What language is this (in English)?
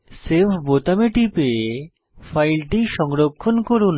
Bangla